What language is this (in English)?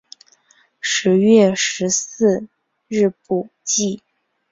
Chinese